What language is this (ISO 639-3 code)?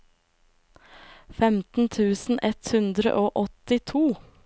nor